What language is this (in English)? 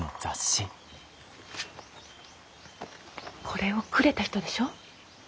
Japanese